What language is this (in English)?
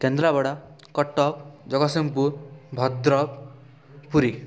Odia